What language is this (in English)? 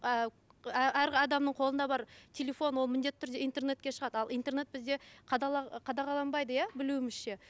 Kazakh